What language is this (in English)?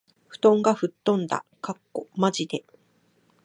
Japanese